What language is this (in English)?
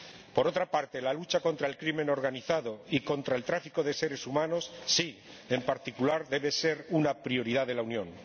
Spanish